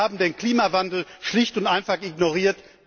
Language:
German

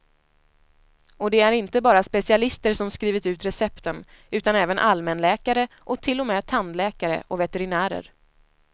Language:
Swedish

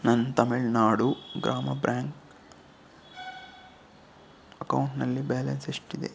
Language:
Kannada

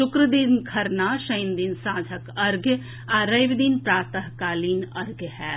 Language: Maithili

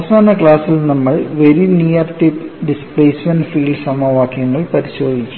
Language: Malayalam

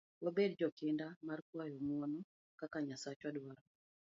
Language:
Luo (Kenya and Tanzania)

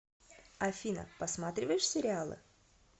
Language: Russian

